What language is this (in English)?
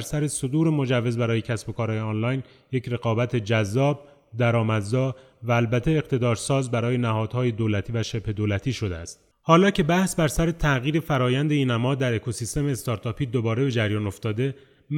Persian